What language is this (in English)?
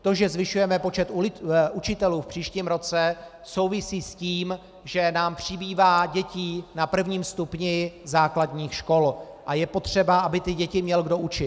Czech